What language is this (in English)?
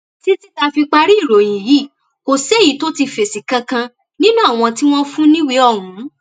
Yoruba